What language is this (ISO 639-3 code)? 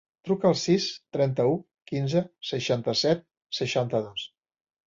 cat